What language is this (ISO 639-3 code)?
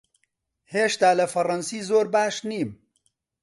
ckb